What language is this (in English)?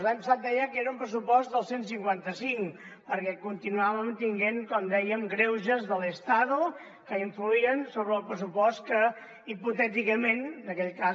Catalan